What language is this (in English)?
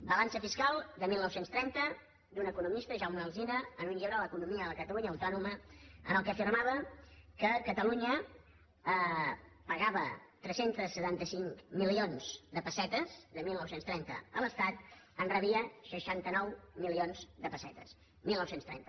Catalan